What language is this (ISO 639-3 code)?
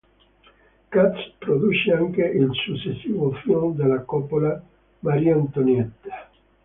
ita